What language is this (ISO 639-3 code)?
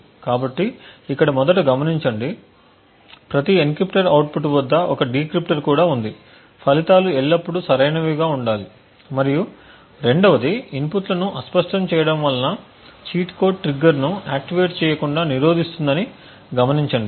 tel